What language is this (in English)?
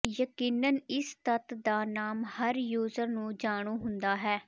Punjabi